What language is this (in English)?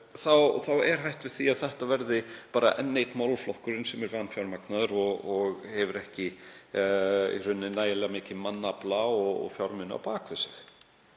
Icelandic